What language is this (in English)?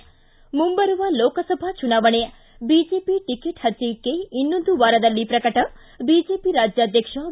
Kannada